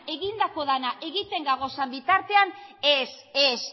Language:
Basque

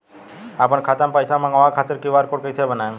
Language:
Bhojpuri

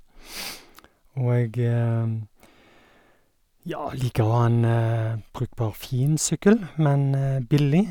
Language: Norwegian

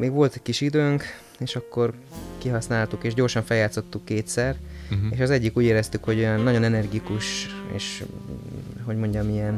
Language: Hungarian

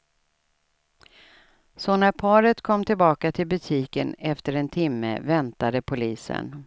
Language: Swedish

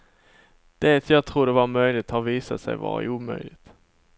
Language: Swedish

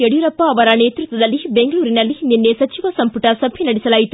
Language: Kannada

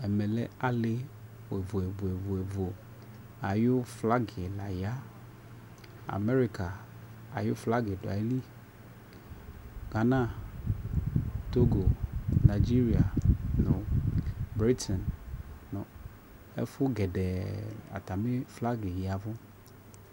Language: Ikposo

